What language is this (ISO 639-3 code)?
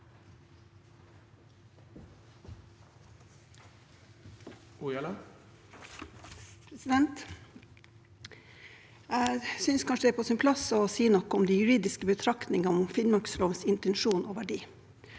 nor